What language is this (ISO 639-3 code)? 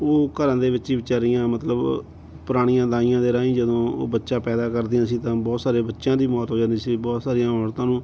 pan